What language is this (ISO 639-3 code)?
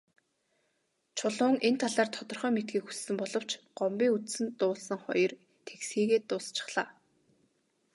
mon